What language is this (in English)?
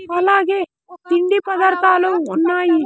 Telugu